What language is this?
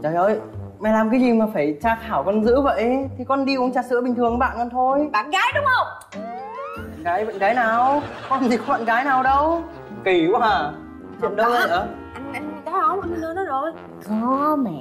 Vietnamese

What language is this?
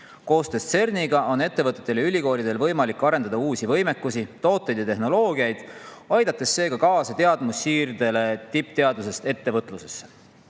Estonian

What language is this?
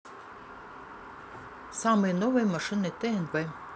Russian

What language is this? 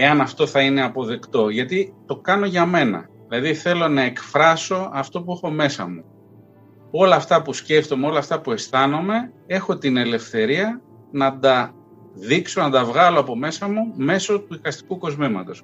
Greek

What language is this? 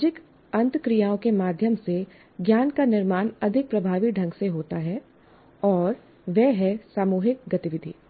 Hindi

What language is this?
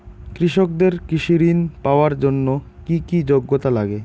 Bangla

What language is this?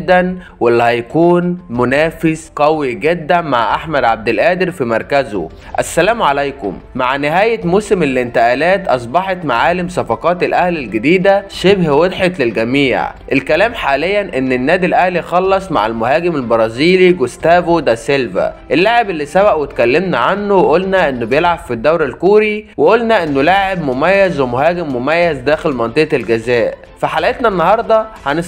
Arabic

